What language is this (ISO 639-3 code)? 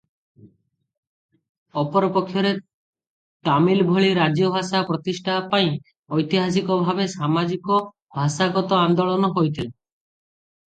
ori